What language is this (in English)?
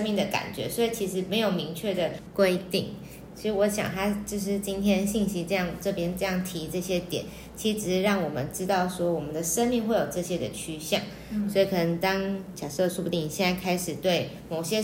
Chinese